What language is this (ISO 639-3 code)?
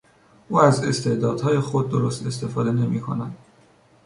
fas